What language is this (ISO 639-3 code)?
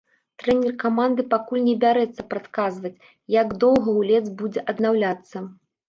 bel